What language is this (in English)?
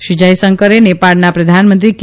Gujarati